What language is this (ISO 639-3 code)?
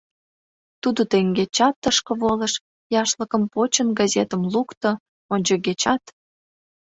chm